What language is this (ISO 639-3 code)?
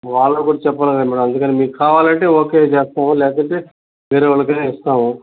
tel